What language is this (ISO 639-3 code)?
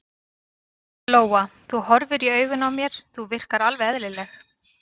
isl